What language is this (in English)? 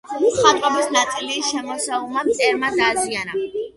Georgian